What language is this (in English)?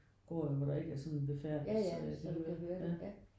Danish